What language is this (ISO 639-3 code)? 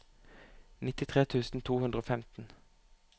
nor